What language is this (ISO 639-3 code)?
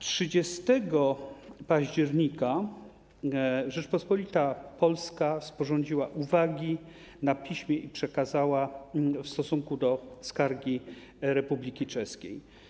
pol